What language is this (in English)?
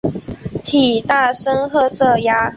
Chinese